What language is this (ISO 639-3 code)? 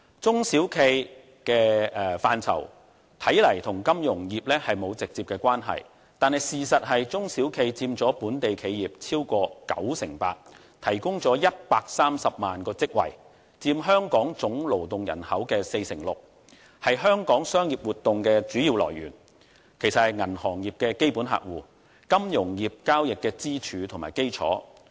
yue